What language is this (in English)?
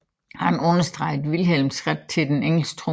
Danish